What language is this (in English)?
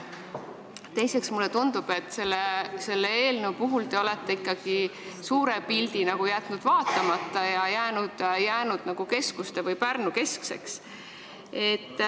Estonian